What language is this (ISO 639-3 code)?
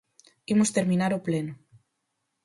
glg